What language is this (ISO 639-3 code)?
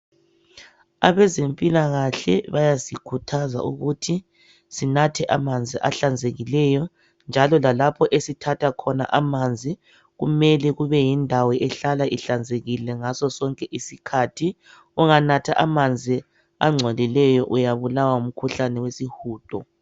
nde